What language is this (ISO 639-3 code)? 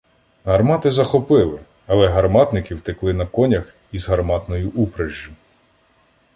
ukr